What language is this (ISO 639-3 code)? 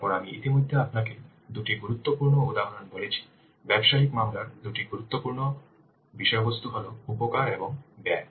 ben